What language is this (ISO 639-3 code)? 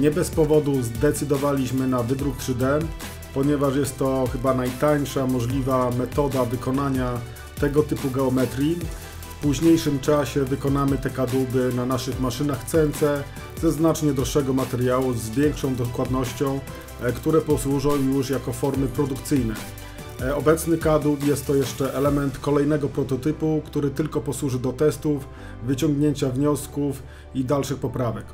pol